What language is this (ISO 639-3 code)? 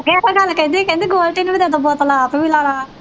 pan